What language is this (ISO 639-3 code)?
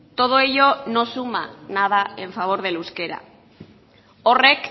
spa